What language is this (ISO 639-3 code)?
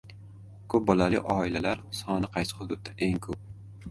uzb